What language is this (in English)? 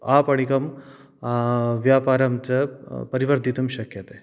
Sanskrit